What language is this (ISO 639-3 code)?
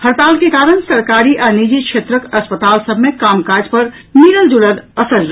mai